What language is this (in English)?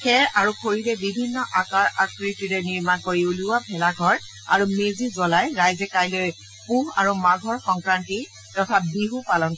Assamese